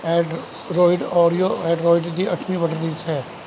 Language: Punjabi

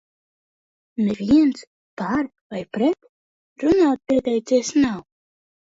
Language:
Latvian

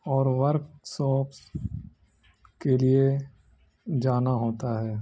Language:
Urdu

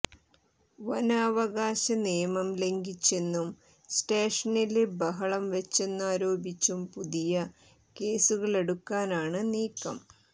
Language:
Malayalam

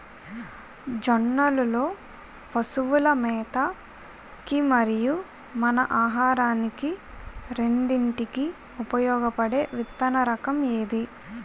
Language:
Telugu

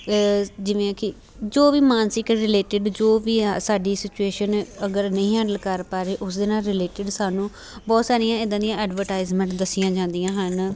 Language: Punjabi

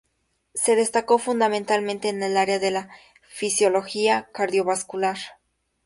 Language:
Spanish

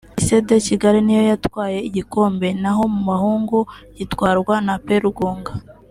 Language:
Kinyarwanda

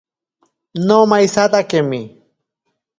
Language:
Ashéninka Perené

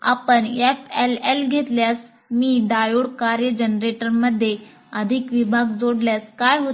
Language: Marathi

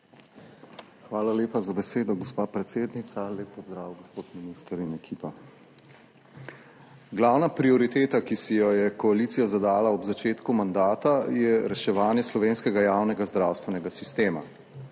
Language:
Slovenian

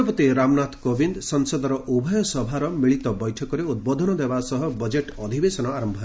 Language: Odia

